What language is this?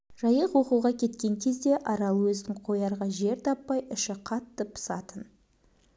Kazakh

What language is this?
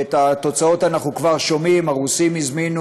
Hebrew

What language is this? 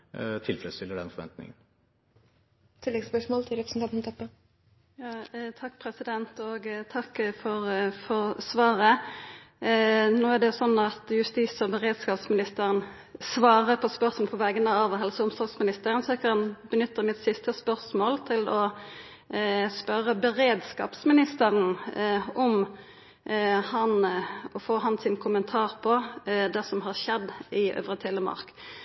Norwegian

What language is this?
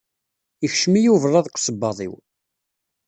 Kabyle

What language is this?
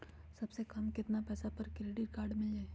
Magahi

